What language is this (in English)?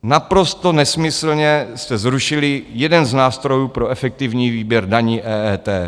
Czech